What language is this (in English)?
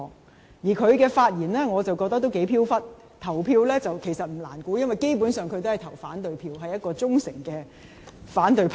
Cantonese